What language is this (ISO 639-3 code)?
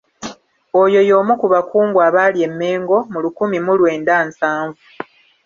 lug